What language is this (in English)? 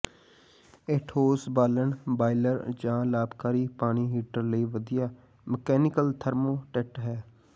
Punjabi